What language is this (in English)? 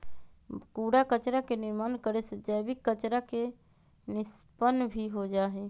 Magahi